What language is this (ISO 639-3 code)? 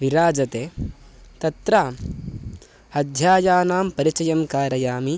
san